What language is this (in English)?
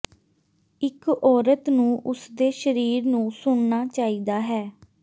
Punjabi